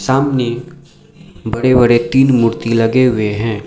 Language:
Hindi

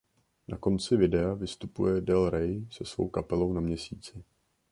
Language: Czech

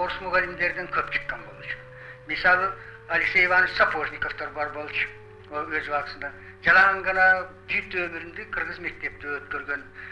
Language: Turkish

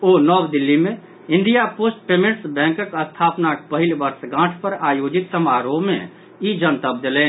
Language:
Maithili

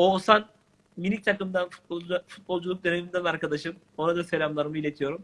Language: Turkish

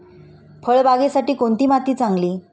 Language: Marathi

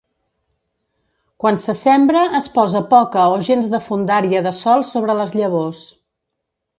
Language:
Catalan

